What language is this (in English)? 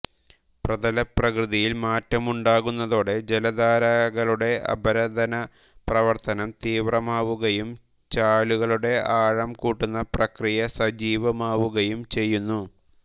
Malayalam